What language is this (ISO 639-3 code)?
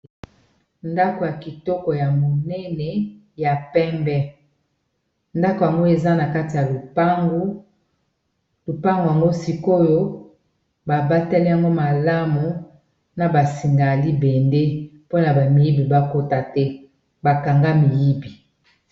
lin